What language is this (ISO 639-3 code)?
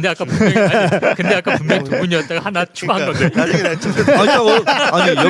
kor